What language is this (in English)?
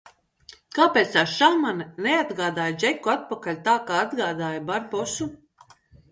Latvian